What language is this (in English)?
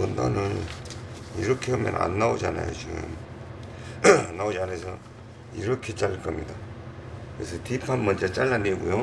Korean